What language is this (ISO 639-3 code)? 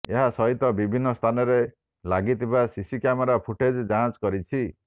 ori